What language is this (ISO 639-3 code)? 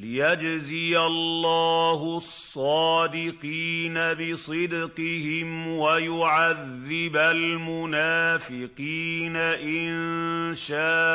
ara